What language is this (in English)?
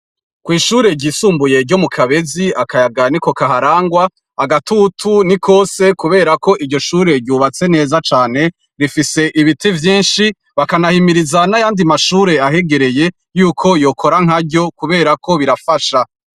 Rundi